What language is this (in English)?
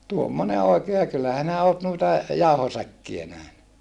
Finnish